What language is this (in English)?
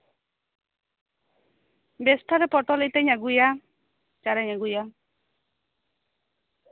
Santali